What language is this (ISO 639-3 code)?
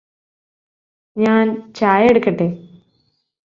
mal